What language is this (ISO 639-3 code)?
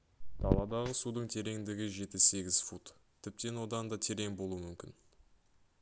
kaz